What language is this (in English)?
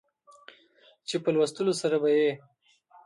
Pashto